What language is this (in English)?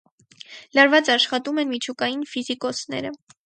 Armenian